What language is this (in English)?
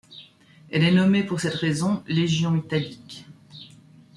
French